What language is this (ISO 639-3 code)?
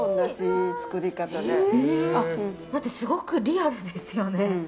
jpn